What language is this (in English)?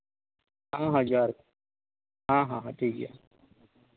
Santali